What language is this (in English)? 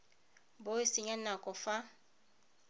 Tswana